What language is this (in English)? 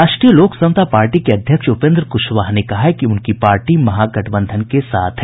Hindi